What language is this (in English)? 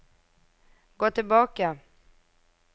Norwegian